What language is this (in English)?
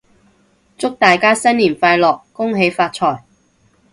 Cantonese